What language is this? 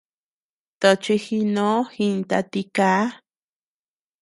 Tepeuxila Cuicatec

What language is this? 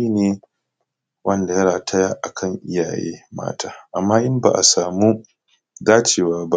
Hausa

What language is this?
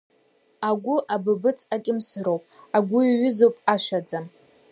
Abkhazian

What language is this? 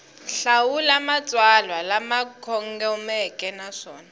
Tsonga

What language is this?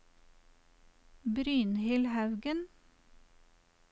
Norwegian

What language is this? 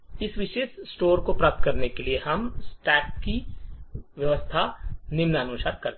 Hindi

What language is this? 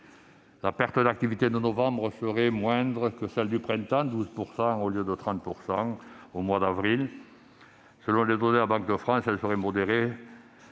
French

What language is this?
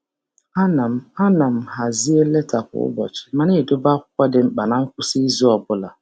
Igbo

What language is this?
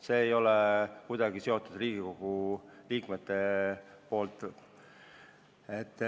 Estonian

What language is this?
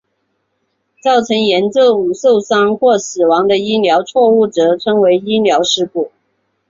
Chinese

